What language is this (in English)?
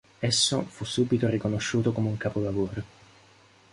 Italian